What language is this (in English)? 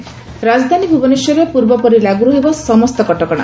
Odia